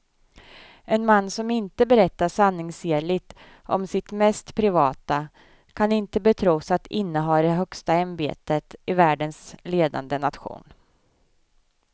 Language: Swedish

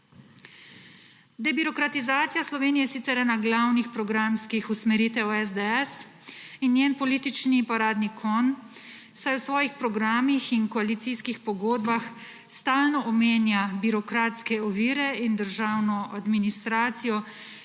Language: Slovenian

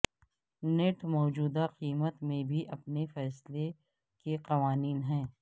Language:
Urdu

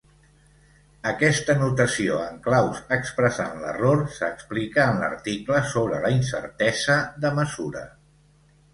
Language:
Catalan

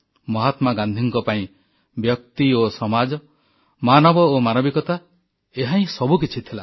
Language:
Odia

